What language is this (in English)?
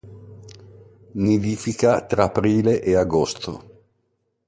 Italian